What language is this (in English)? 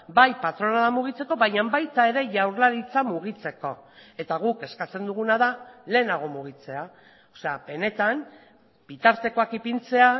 Basque